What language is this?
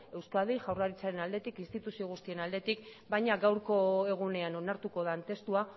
Basque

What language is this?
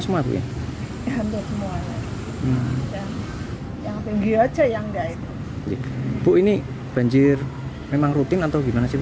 Indonesian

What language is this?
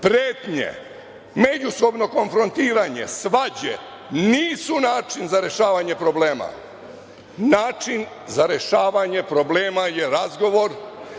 Serbian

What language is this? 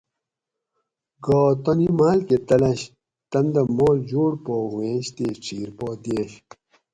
Gawri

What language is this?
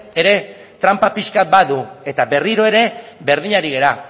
Basque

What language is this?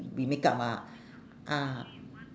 English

